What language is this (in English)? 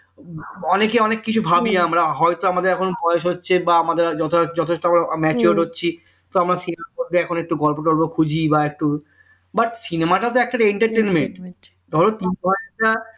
Bangla